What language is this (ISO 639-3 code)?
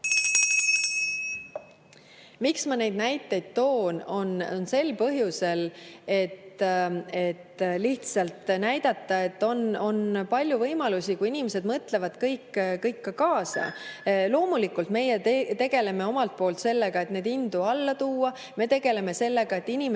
est